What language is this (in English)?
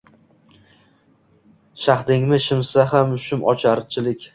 Uzbek